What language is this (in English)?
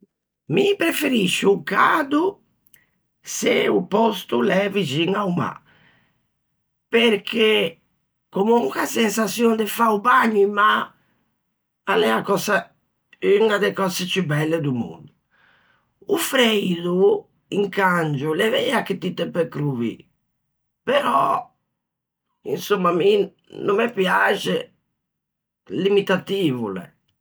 Ligurian